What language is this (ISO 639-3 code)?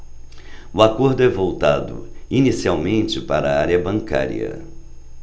por